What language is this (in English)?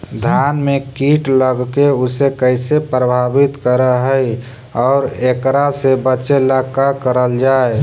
Magahi